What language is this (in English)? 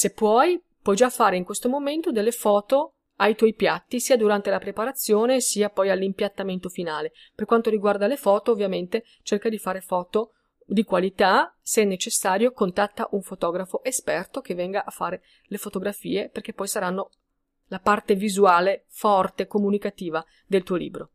Italian